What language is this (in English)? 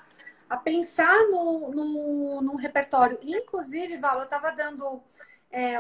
Portuguese